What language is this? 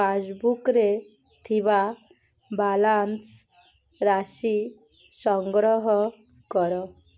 Odia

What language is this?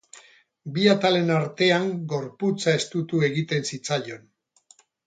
Basque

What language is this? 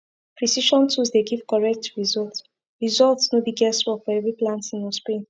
Nigerian Pidgin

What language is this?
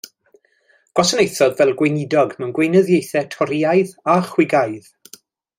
Welsh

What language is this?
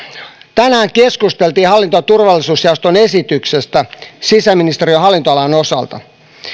Finnish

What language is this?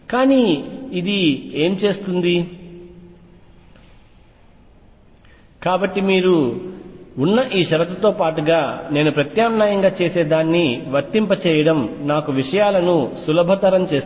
Telugu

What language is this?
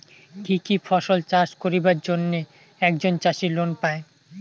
Bangla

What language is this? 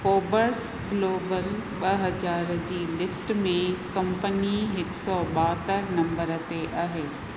Sindhi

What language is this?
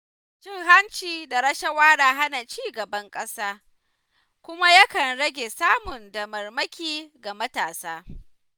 Hausa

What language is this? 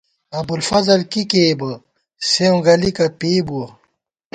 Gawar-Bati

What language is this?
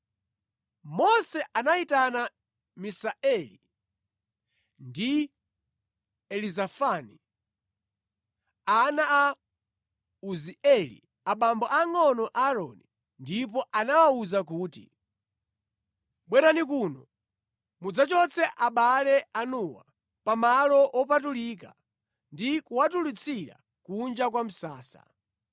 Nyanja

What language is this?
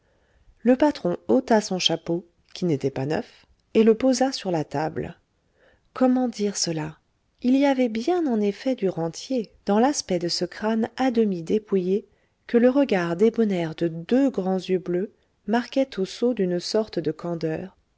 French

